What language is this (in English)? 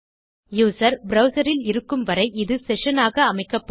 Tamil